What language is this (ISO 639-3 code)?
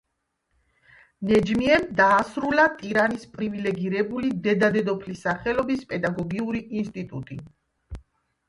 kat